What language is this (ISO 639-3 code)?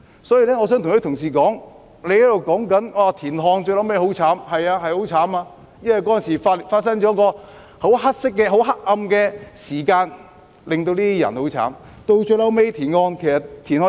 yue